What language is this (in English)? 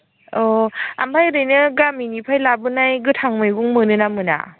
Bodo